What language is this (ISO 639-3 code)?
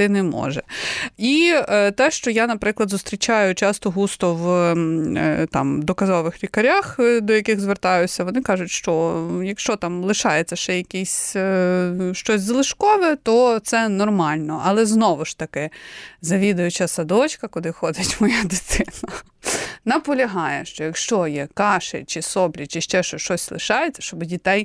ukr